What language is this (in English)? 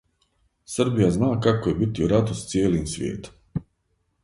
Serbian